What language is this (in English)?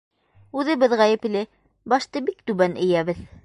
Bashkir